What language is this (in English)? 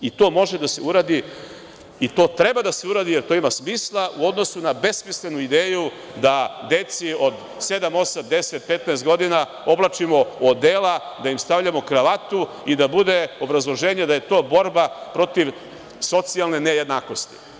Serbian